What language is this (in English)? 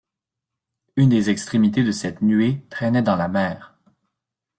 French